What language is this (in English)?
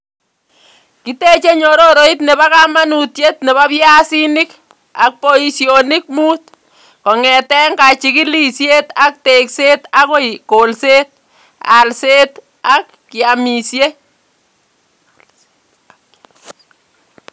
Kalenjin